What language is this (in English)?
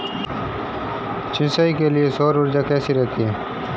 Hindi